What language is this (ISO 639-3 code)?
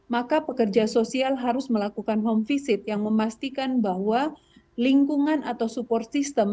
ind